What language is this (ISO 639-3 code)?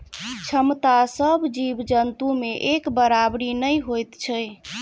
mai